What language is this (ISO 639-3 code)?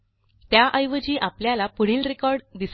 mar